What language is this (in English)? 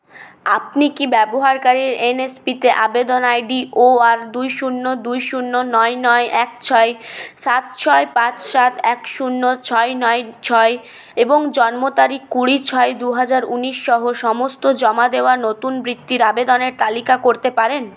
Bangla